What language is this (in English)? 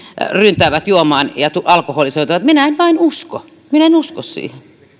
Finnish